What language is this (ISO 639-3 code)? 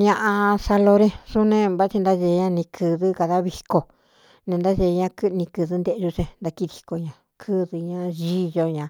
xtu